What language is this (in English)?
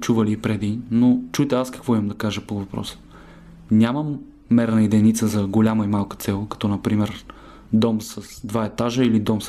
Bulgarian